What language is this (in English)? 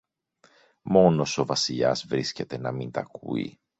Greek